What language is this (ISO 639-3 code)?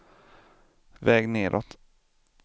swe